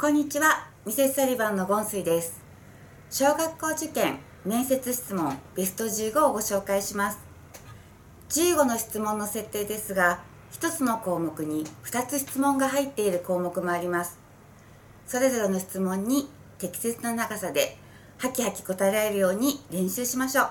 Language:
Japanese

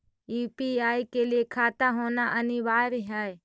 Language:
Magahi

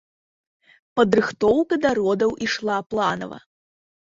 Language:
Belarusian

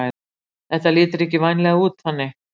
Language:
Icelandic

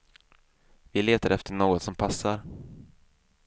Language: Swedish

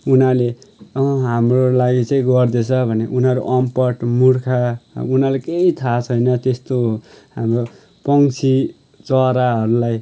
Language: Nepali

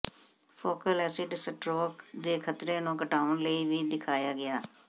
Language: Punjabi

